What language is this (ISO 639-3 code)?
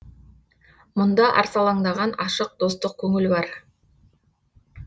kaz